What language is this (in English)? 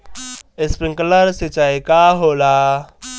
Bhojpuri